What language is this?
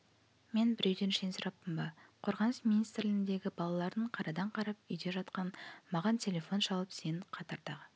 Kazakh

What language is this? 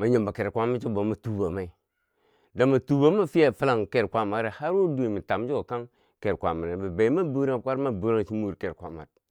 Bangwinji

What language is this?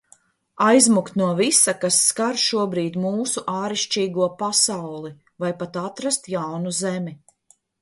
Latvian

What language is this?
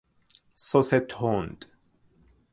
Persian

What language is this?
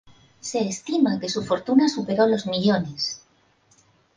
Spanish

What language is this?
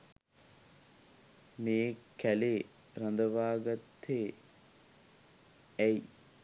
Sinhala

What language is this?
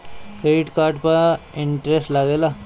Bhojpuri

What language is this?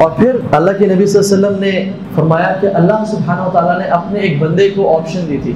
Urdu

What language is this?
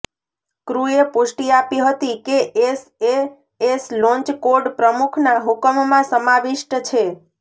Gujarati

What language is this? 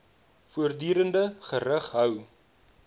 Afrikaans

